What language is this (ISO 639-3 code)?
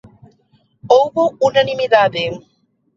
glg